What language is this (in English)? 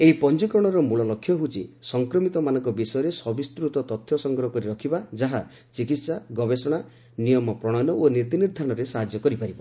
Odia